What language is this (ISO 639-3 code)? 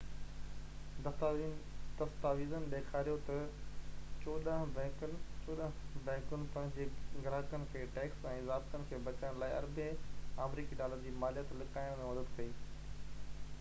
snd